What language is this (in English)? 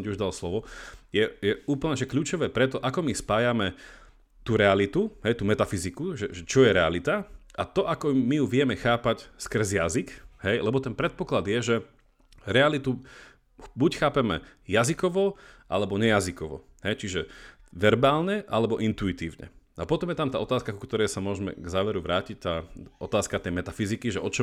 Slovak